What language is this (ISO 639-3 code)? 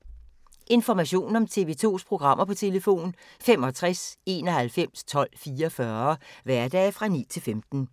dan